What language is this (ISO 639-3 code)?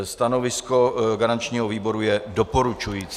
ces